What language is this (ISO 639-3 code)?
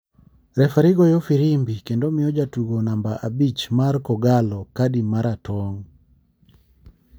luo